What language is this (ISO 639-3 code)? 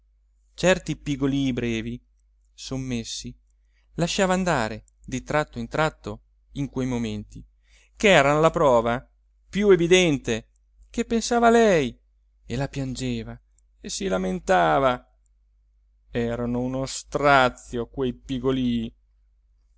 ita